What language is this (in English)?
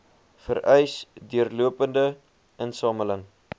Afrikaans